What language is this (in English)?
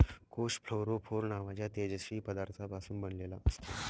Marathi